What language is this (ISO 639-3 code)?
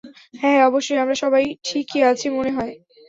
ben